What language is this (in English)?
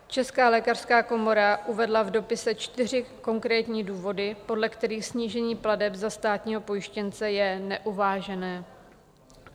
Czech